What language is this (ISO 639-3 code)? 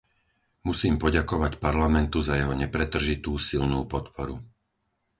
slk